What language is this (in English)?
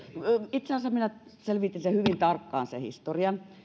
Finnish